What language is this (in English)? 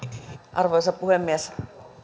Finnish